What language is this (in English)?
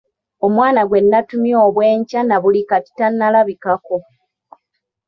Ganda